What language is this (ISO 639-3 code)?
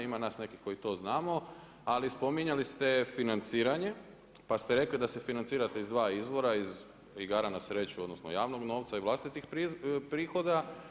hrv